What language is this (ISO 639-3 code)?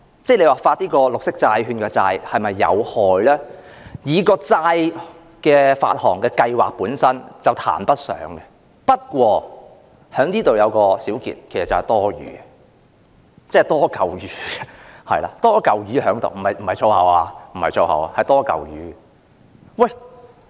yue